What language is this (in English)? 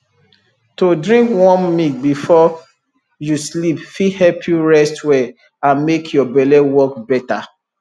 Nigerian Pidgin